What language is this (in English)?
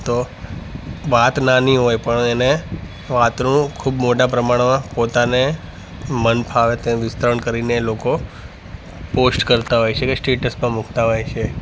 Gujarati